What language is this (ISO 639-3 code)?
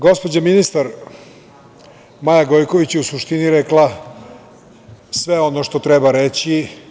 srp